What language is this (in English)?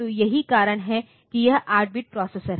Hindi